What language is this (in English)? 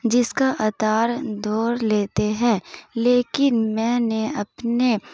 Urdu